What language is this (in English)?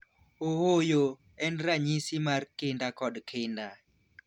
Luo (Kenya and Tanzania)